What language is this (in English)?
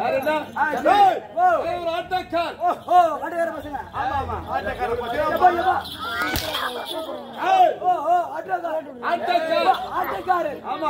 Tamil